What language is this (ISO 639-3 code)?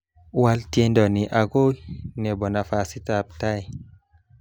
kln